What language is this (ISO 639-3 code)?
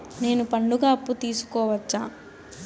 tel